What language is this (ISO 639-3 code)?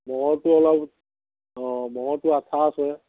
asm